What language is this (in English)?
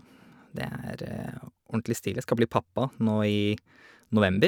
Norwegian